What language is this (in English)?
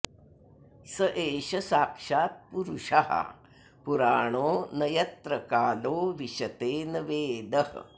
Sanskrit